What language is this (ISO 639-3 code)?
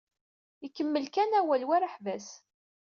kab